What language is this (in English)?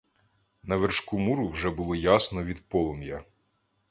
Ukrainian